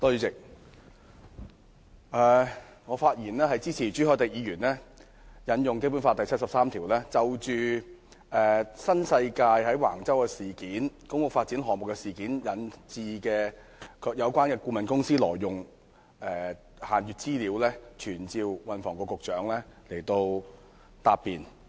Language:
Cantonese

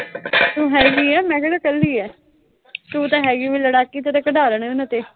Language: Punjabi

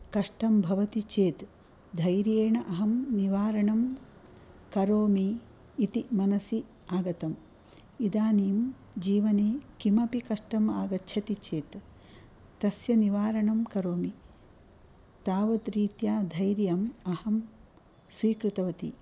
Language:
Sanskrit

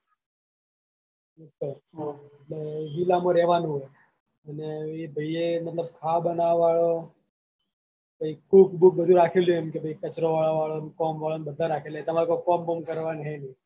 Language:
Gujarati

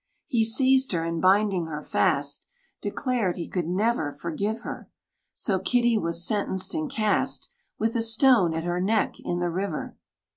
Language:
English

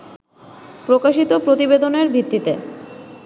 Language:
Bangla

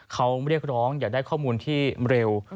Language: Thai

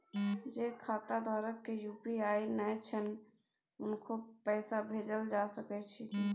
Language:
Maithili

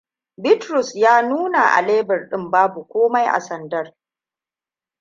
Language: Hausa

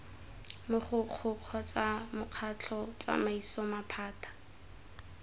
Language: Tswana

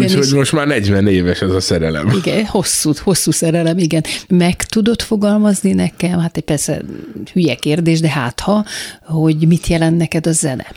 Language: Hungarian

